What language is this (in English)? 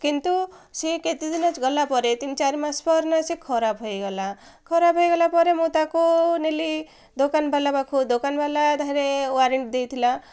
Odia